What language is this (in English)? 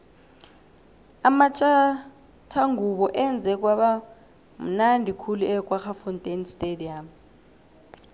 South Ndebele